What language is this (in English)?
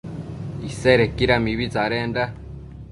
Matsés